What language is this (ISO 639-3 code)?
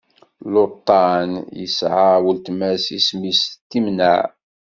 kab